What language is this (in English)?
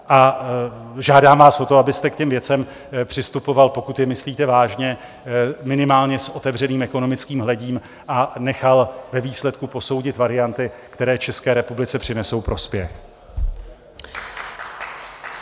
Czech